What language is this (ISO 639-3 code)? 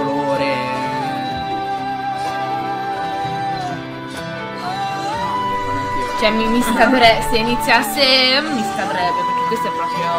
ita